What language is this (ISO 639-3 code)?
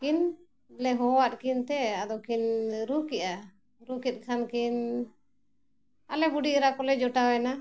sat